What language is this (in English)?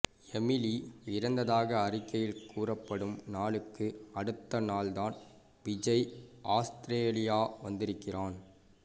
Tamil